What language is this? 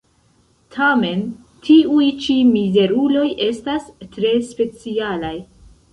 Esperanto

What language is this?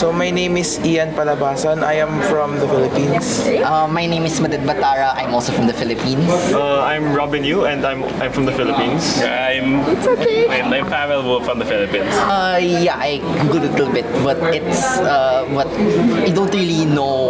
English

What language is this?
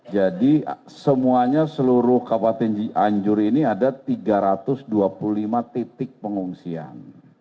Indonesian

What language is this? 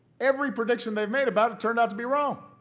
English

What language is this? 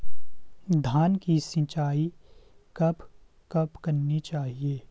Hindi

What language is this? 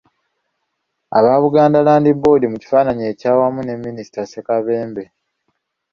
Ganda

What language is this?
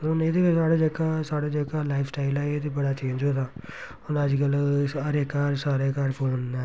Dogri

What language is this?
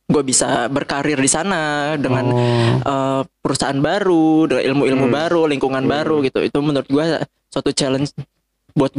Indonesian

